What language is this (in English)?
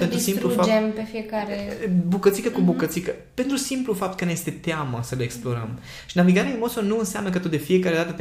Romanian